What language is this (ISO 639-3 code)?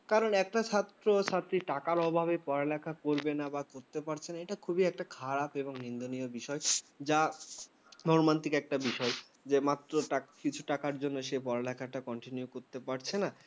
ben